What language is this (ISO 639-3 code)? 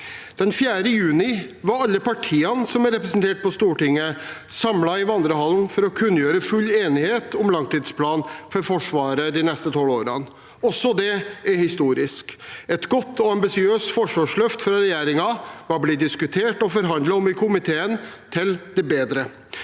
nor